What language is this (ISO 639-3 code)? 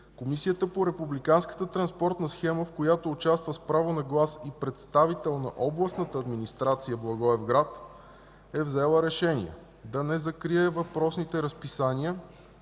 bul